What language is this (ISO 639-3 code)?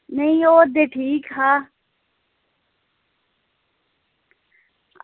doi